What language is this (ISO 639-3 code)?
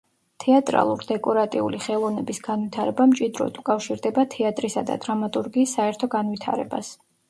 kat